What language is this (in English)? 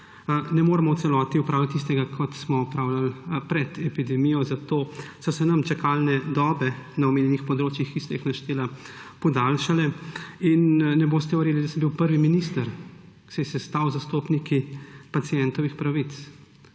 Slovenian